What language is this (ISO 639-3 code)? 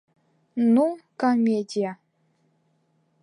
bak